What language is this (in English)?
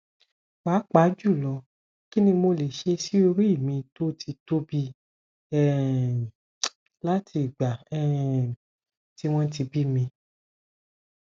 Yoruba